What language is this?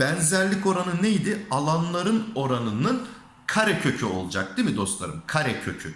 Turkish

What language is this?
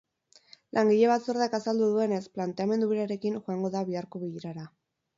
Basque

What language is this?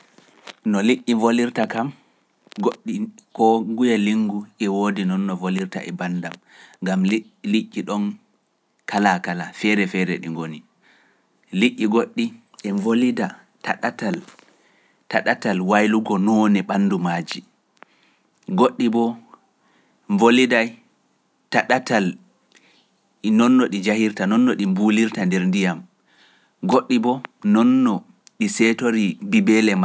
Pular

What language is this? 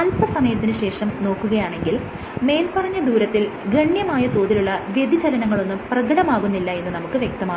Malayalam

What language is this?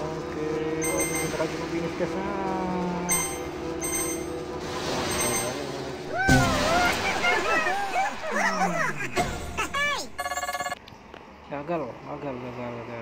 Indonesian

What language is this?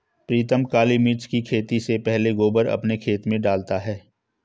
Hindi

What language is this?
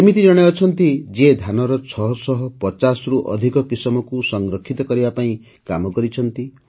Odia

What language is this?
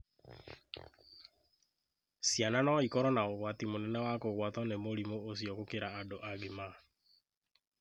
Kikuyu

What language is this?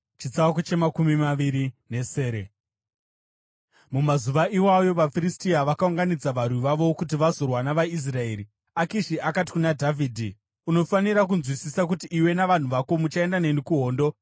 Shona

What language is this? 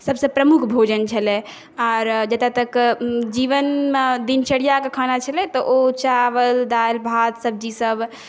Maithili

